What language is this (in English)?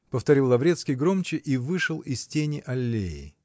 Russian